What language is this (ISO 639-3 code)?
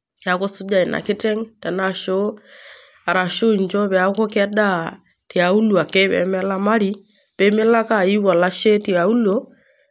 mas